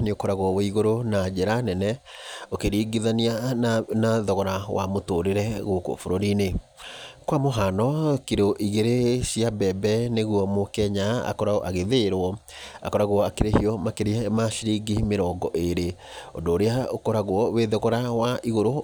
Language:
Kikuyu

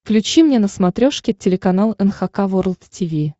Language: Russian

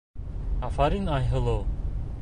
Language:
Bashkir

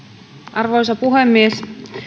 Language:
Finnish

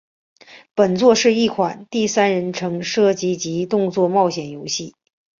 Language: Chinese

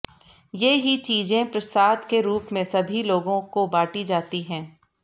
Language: Hindi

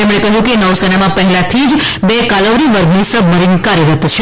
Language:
Gujarati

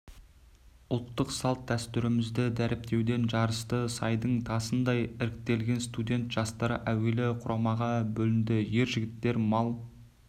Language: Kazakh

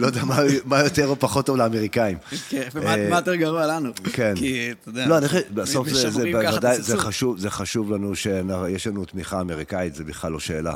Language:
Hebrew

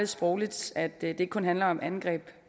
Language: Danish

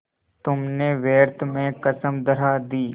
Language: Hindi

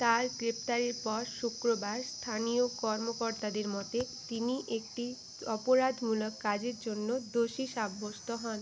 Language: Bangla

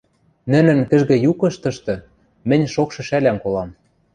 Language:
Western Mari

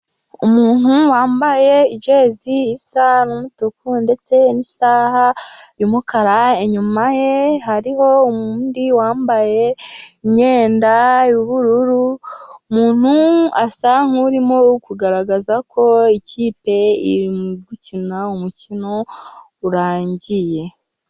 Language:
Kinyarwanda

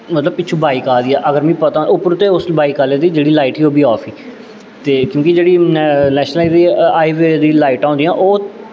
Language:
Dogri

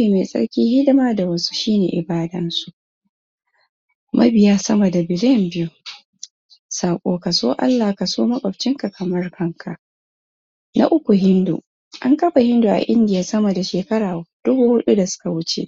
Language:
Hausa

